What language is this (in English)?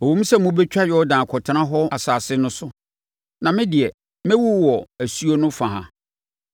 Akan